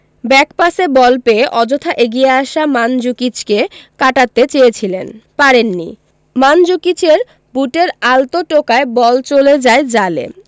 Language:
Bangla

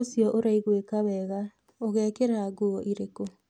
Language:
Kikuyu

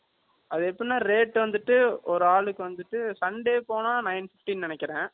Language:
Tamil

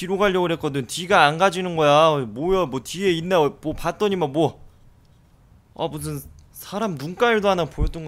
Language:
Korean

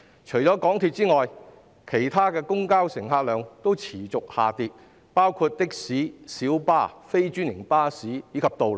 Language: Cantonese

